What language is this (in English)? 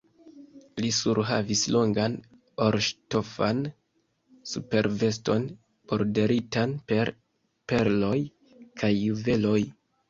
Esperanto